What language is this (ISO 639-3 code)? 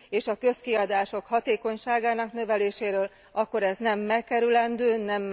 hun